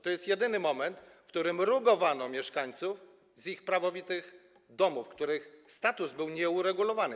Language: Polish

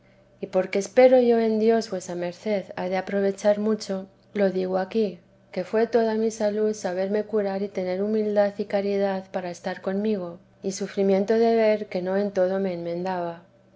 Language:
Spanish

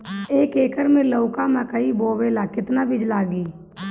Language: Bhojpuri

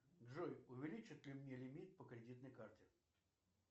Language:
Russian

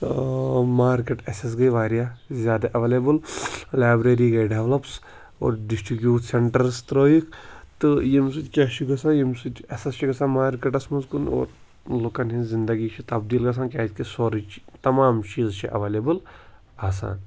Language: Kashmiri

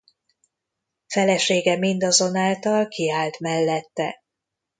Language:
Hungarian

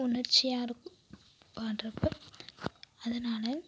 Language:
Tamil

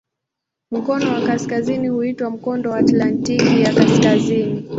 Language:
Swahili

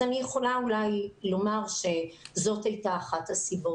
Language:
Hebrew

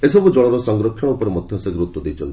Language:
Odia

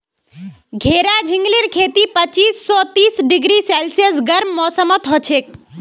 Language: Magahi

